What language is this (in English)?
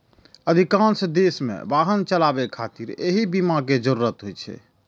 Maithili